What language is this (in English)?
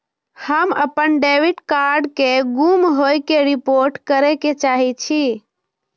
Maithili